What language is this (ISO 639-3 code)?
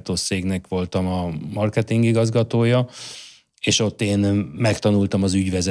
hun